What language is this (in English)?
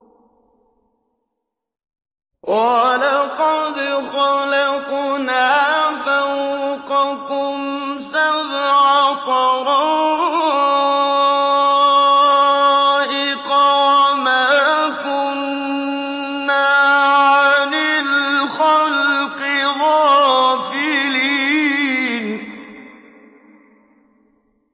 Arabic